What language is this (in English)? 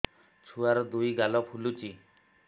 Odia